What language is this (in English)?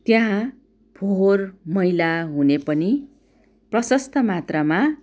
Nepali